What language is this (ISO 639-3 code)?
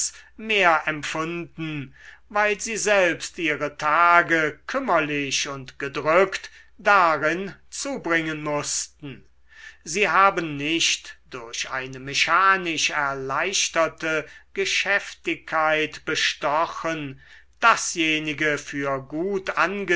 deu